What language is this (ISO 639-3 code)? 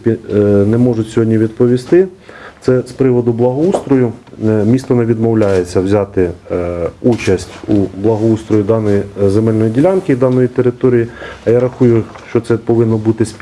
ukr